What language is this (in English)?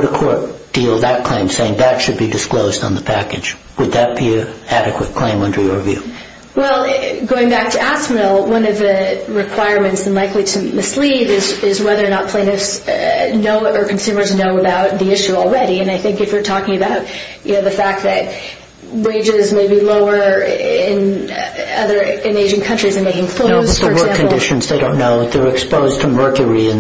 English